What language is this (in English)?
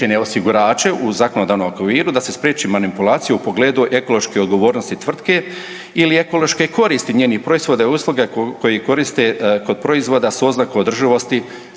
Croatian